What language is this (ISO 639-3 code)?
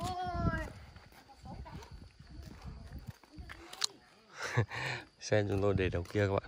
vie